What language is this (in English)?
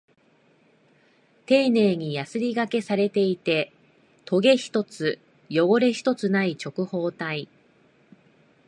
Japanese